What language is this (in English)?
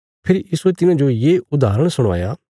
Bilaspuri